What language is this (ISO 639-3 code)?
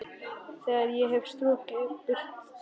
isl